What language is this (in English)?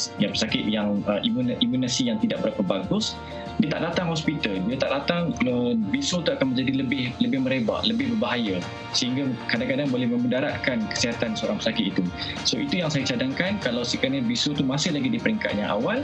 Malay